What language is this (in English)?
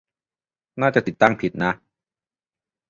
Thai